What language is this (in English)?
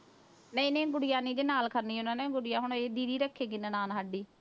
Punjabi